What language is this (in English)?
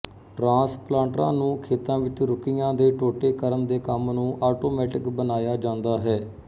Punjabi